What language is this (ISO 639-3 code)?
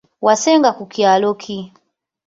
lug